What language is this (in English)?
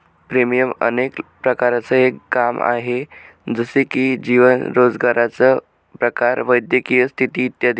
Marathi